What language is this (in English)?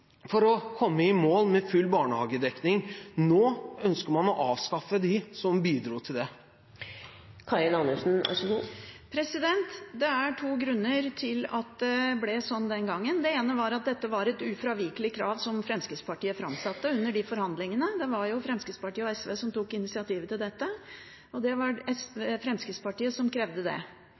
Norwegian Bokmål